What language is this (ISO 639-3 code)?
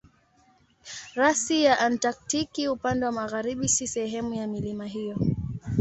swa